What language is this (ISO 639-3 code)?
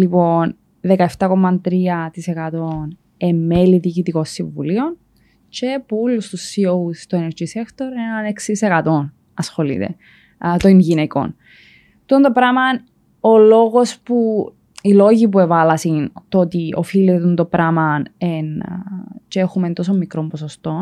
ell